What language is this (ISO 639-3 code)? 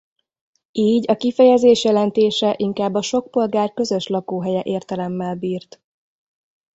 hun